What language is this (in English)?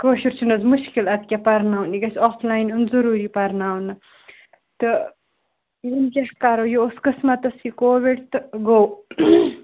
Kashmiri